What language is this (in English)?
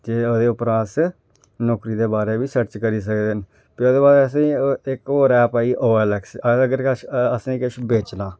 Dogri